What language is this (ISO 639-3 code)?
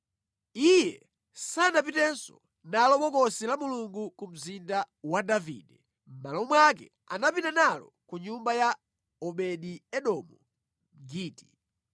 nya